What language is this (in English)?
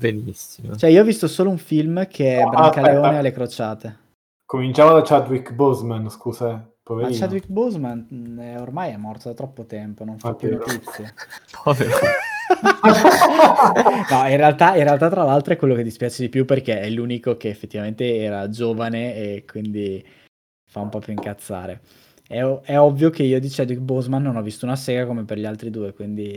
Italian